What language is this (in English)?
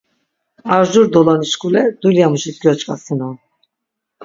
Laz